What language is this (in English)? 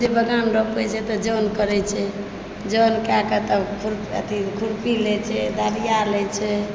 Maithili